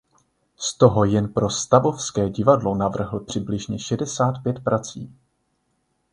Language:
Czech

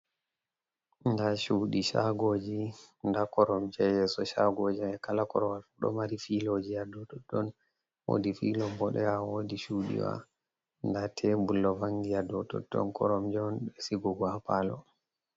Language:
Fula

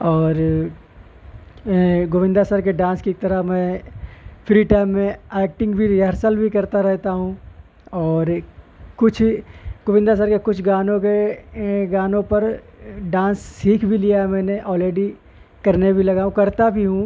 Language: Urdu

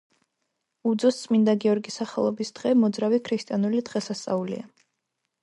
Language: Georgian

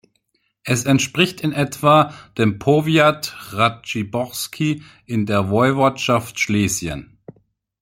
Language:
German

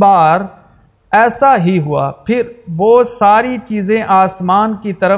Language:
Urdu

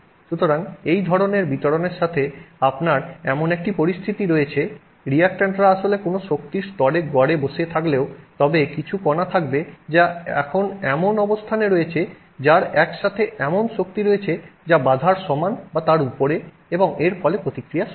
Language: Bangla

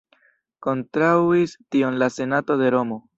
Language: Esperanto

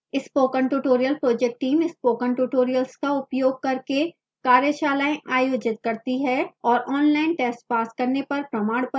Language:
Hindi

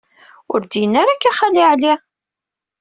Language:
Kabyle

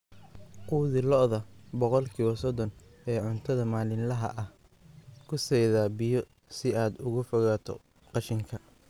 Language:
Somali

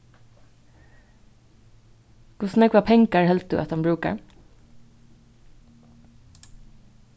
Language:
Faroese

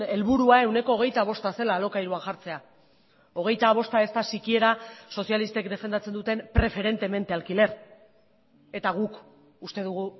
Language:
Basque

